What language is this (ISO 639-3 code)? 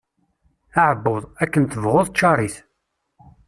kab